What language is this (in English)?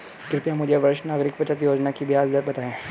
Hindi